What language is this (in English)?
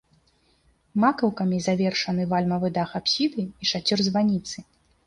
Belarusian